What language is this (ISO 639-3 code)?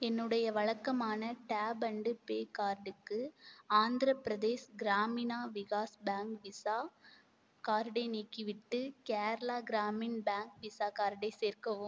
tam